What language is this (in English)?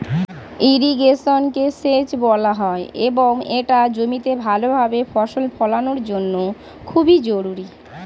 Bangla